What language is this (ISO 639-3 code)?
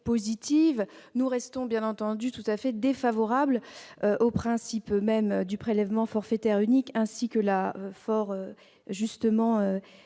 fra